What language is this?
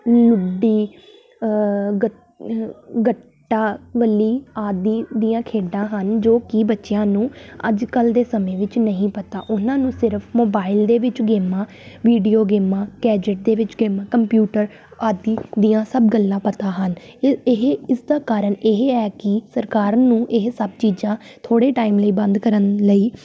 Punjabi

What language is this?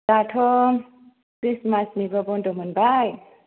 Bodo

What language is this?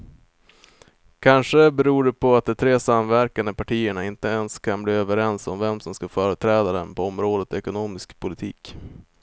Swedish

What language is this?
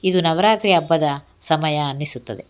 Kannada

